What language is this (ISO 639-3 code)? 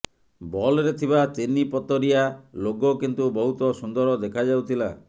ori